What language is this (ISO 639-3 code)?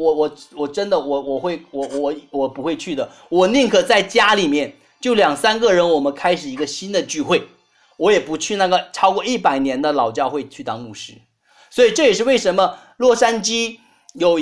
zho